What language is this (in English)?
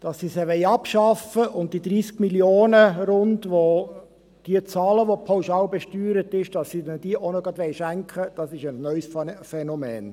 Swiss German